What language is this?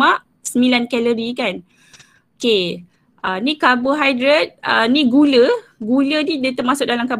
Malay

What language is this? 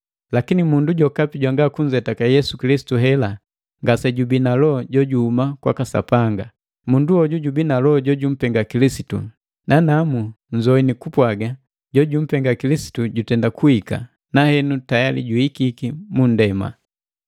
Matengo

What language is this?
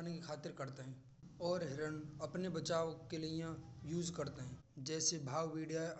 Braj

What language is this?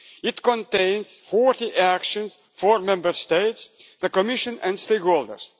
English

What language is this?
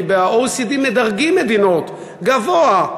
Hebrew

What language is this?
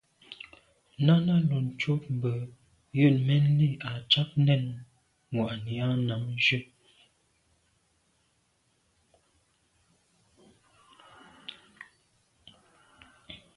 Medumba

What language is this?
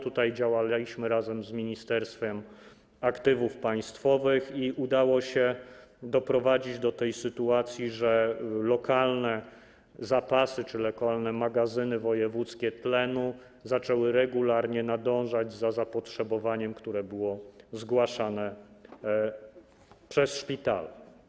Polish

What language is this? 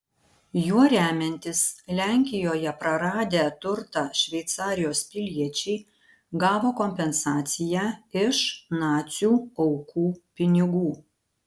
Lithuanian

